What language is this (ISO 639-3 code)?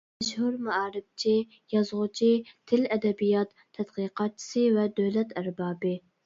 uig